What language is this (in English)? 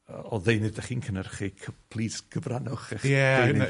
Welsh